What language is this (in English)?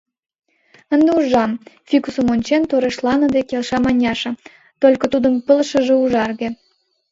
Mari